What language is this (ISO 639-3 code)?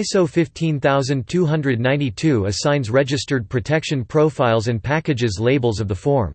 eng